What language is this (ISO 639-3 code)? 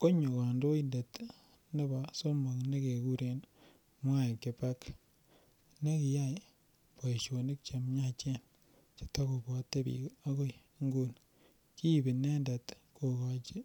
kln